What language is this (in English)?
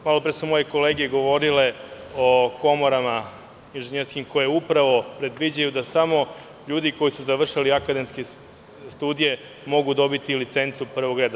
Serbian